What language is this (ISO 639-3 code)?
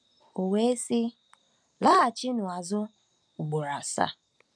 ibo